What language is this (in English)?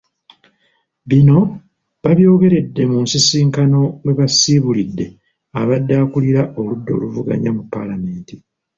Ganda